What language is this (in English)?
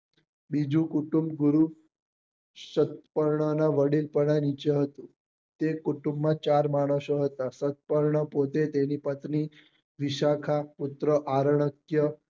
Gujarati